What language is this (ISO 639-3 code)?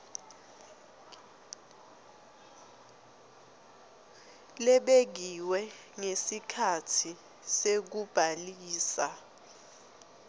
ssw